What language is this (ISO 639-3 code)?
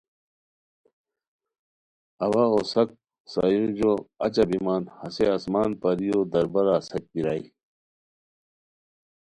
khw